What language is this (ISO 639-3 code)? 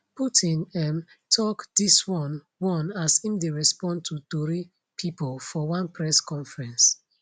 pcm